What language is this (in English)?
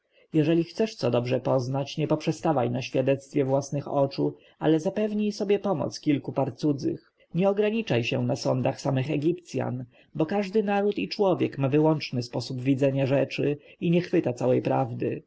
Polish